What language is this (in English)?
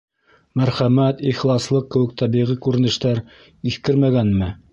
Bashkir